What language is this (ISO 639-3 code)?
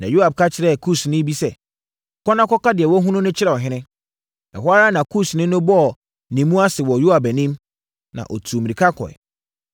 aka